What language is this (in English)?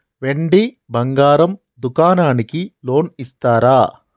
Telugu